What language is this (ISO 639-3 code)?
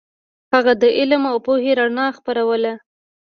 pus